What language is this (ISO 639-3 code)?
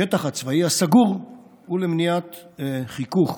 heb